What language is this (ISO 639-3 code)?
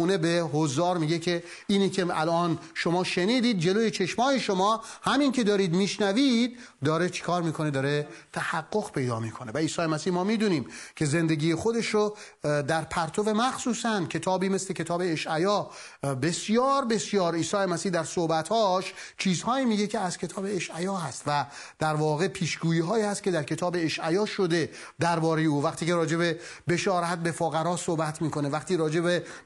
fas